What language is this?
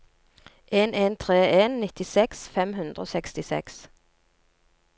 Norwegian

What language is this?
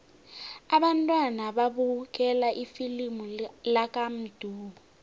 South Ndebele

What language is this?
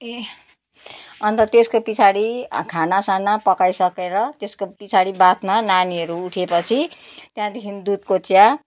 Nepali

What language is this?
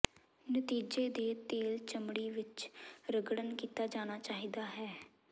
Punjabi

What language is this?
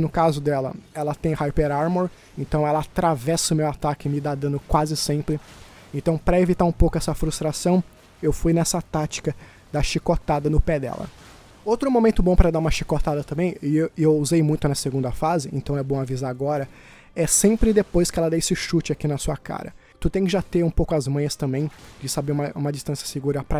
Portuguese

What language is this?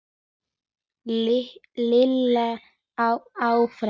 Icelandic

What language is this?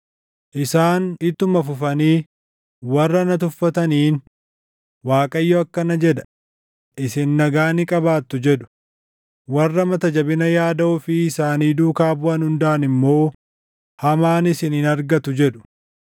Oromo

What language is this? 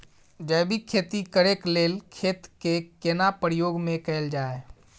Maithili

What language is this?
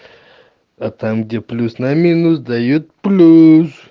Russian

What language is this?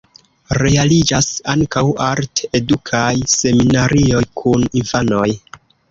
Esperanto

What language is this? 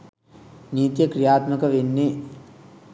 Sinhala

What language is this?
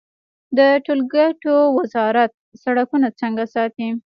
Pashto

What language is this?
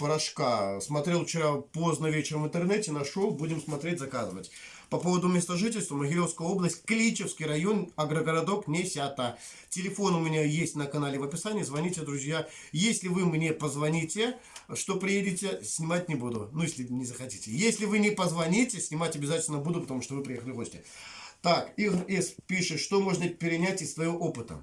Russian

